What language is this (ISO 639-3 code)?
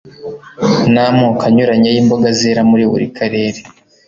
kin